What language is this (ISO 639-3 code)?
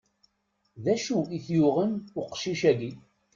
kab